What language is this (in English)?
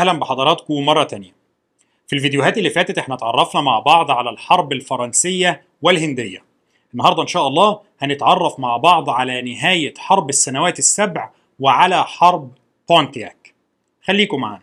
Arabic